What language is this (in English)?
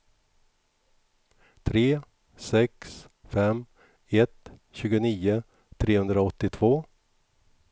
Swedish